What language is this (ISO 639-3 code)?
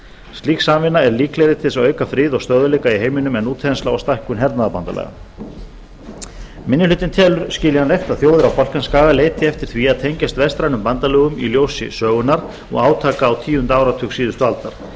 isl